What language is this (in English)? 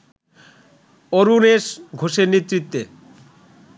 Bangla